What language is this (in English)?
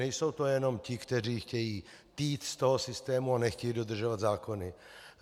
Czech